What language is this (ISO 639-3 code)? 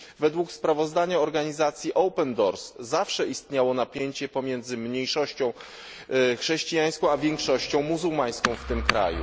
pol